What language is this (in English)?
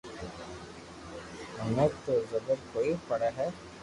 Loarki